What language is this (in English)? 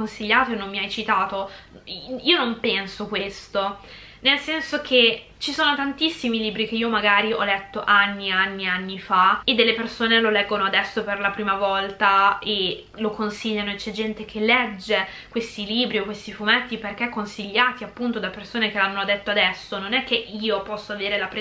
Italian